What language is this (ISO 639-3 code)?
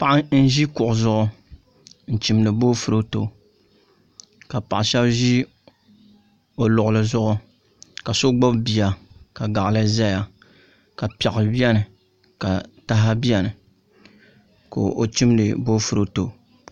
dag